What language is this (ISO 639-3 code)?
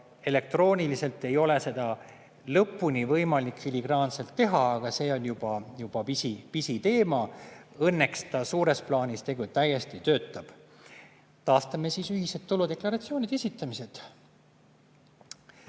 est